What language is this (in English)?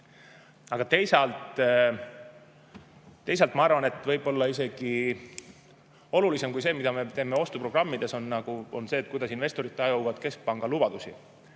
Estonian